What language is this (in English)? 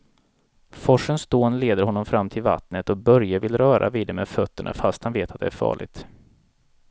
Swedish